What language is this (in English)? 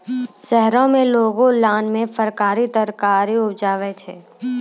Maithili